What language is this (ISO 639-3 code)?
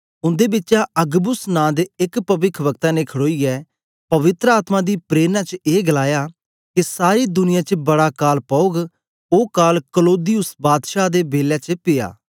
doi